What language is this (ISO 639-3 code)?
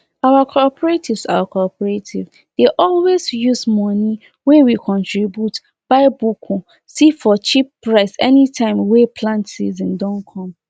pcm